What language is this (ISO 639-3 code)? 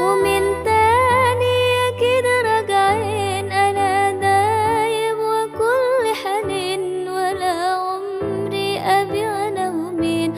ara